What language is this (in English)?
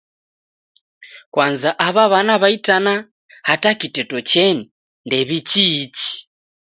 Taita